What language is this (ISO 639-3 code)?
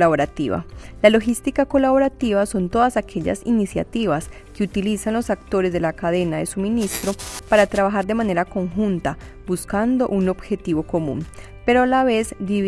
spa